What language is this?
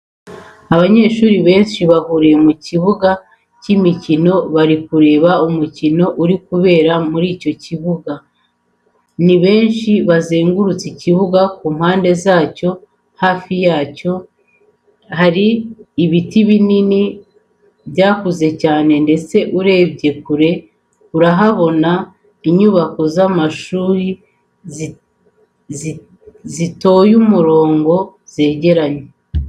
Kinyarwanda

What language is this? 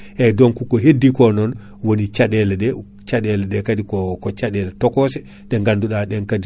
Fula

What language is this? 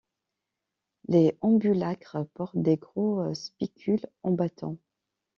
French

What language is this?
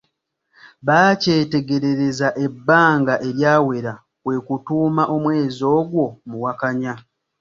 Ganda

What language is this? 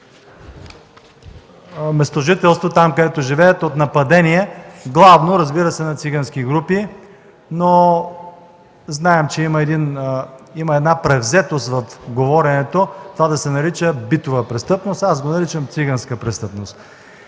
Bulgarian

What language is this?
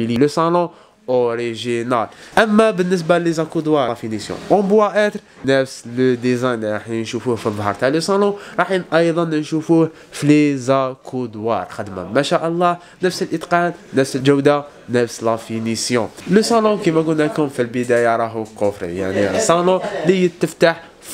Arabic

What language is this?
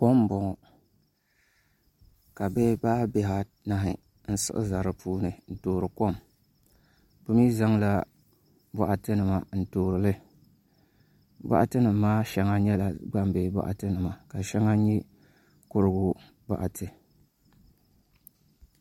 Dagbani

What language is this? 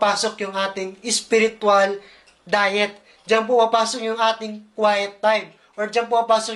Filipino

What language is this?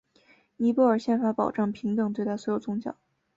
Chinese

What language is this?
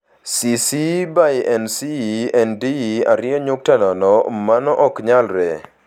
Luo (Kenya and Tanzania)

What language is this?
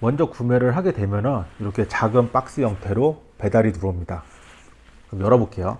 Korean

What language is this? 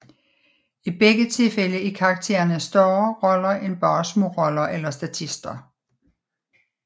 Danish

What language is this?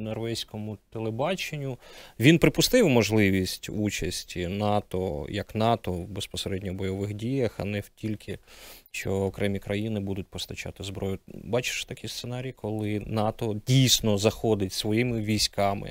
Ukrainian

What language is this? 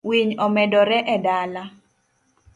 Luo (Kenya and Tanzania)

